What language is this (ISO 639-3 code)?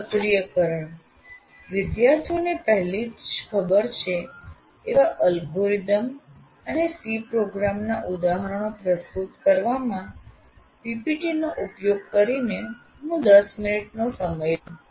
guj